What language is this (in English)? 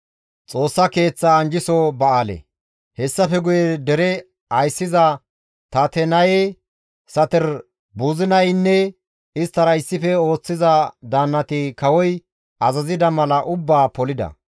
Gamo